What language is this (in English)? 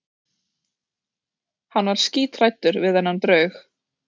Icelandic